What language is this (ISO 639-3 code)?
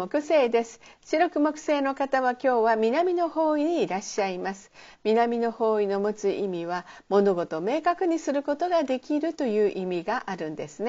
jpn